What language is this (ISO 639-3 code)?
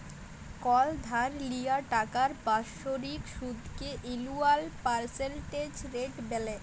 ben